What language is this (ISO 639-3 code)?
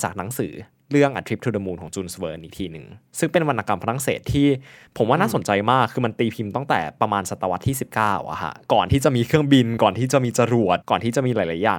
tha